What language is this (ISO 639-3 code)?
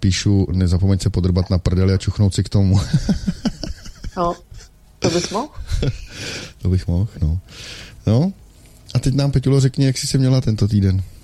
ces